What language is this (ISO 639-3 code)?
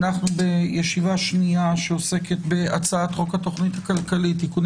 heb